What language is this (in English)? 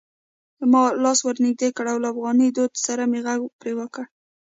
Pashto